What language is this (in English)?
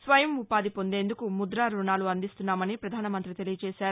Telugu